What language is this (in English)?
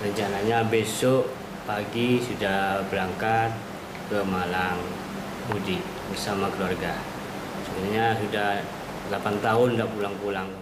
Indonesian